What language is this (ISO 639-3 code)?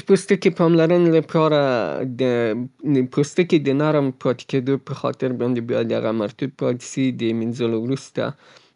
pbt